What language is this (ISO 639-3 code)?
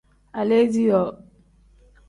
kdh